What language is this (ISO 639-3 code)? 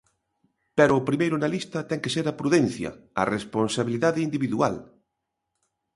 glg